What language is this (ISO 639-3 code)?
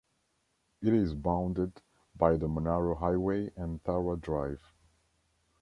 eng